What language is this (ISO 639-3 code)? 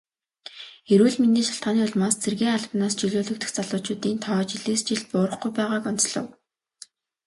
mon